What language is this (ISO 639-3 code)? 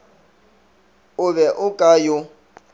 nso